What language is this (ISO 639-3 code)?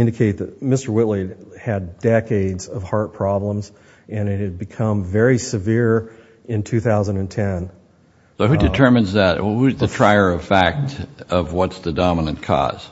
eng